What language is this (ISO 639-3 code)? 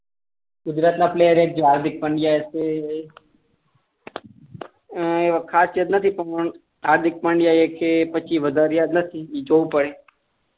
guj